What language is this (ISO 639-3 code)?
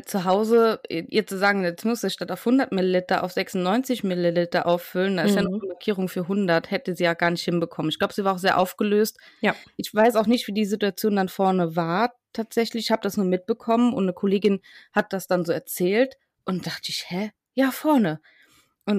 deu